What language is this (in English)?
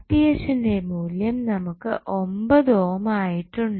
Malayalam